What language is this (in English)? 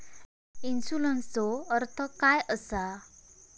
Marathi